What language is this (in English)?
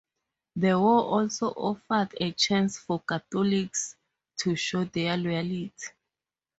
English